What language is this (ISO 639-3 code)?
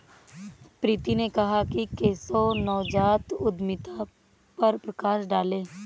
hin